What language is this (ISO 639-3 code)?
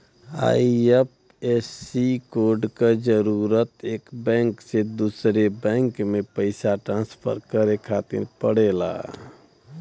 bho